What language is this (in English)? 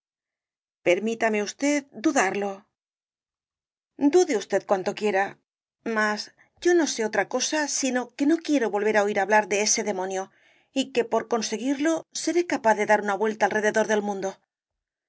Spanish